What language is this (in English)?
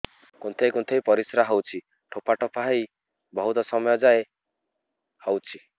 Odia